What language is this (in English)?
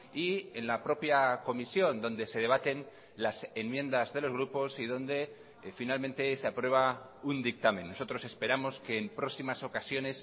Spanish